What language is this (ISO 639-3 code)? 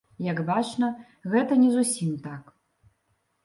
bel